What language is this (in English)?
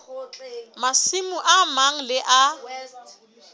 Southern Sotho